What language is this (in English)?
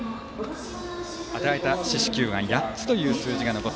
Japanese